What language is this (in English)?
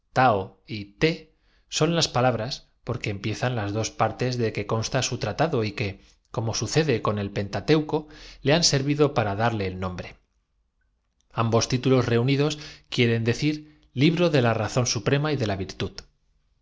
Spanish